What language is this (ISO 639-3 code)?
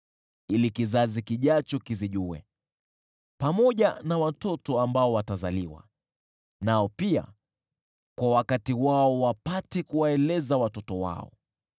swa